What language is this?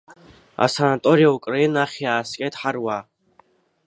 Abkhazian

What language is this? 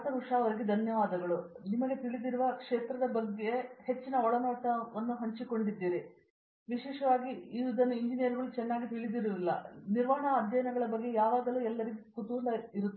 Kannada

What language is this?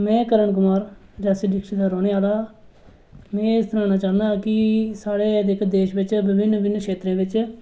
Dogri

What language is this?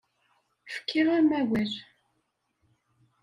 Kabyle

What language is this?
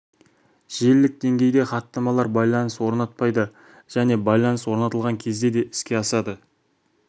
Kazakh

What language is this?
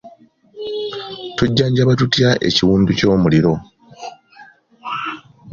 Ganda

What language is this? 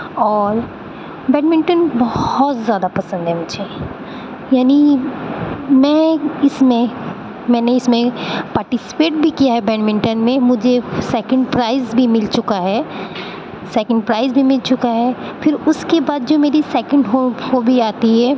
Urdu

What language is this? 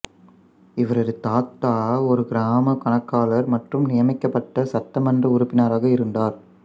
Tamil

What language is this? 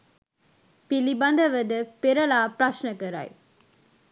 Sinhala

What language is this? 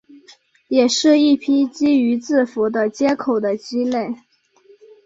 Chinese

